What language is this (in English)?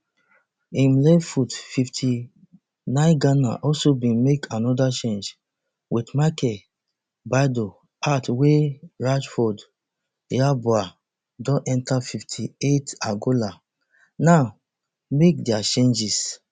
Nigerian Pidgin